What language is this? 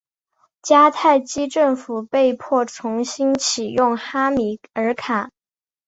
Chinese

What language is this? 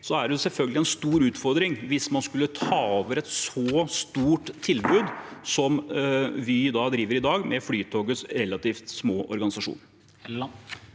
Norwegian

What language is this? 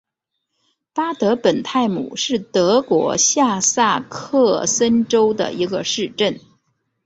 Chinese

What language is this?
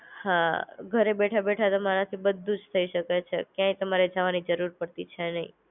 Gujarati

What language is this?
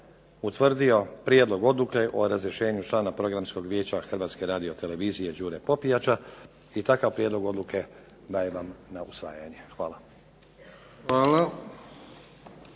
Croatian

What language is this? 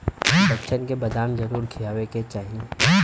Bhojpuri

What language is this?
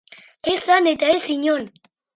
Basque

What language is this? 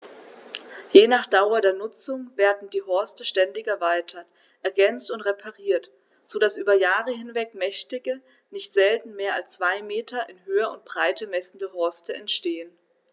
German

